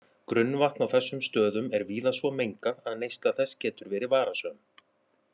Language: Icelandic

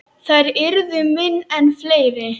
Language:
Icelandic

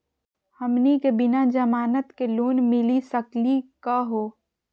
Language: Magahi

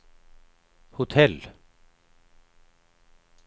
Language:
Swedish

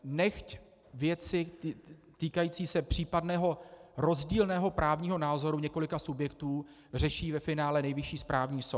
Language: Czech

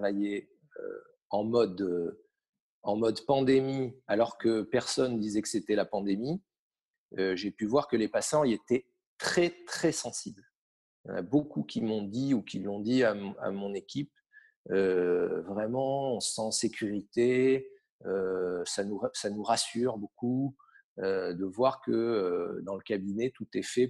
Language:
French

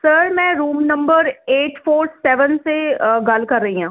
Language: Punjabi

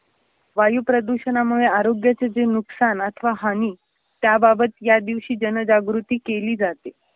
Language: Marathi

